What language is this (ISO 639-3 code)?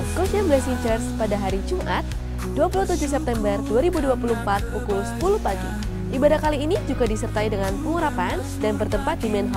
ind